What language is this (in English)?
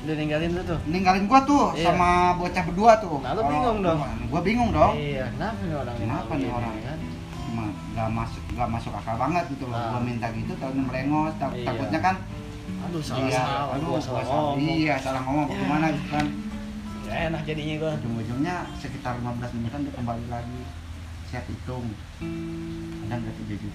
Indonesian